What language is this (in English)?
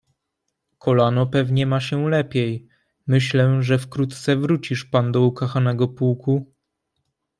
Polish